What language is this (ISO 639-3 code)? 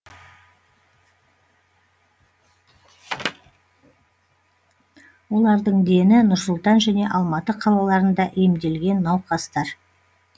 kaz